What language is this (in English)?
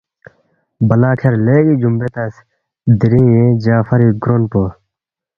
Balti